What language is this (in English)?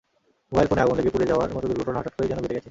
Bangla